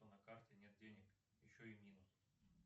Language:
Russian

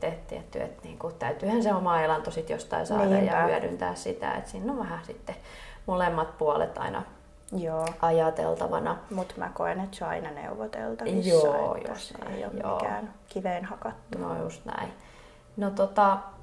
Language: Finnish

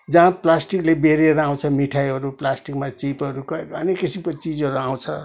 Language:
Nepali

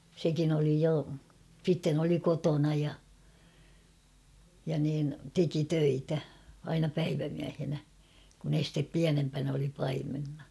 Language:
Finnish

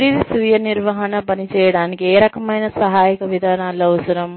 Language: Telugu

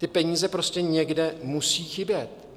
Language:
Czech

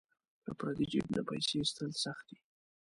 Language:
Pashto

